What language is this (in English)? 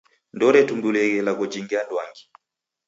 Taita